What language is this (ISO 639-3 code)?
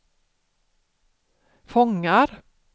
swe